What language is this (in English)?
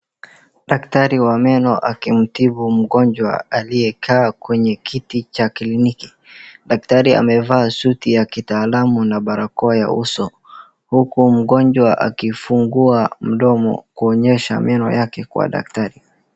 Swahili